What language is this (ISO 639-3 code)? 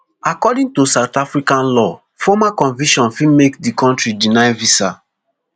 pcm